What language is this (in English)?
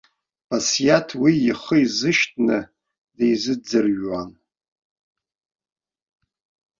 Abkhazian